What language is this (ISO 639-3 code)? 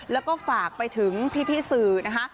tha